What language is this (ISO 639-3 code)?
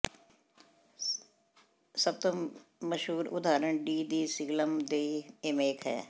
pan